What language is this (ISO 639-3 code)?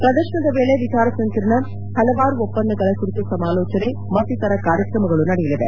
kan